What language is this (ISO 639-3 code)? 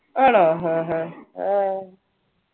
mal